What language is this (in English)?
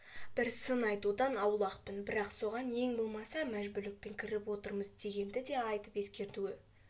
Kazakh